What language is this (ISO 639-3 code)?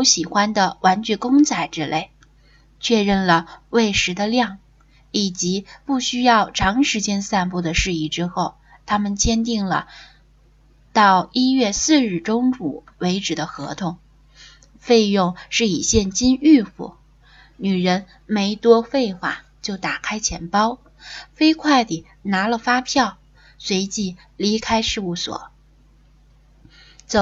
zho